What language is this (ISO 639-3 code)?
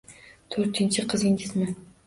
uzb